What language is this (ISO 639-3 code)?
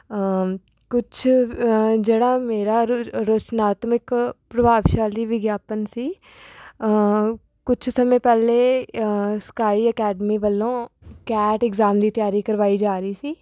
pan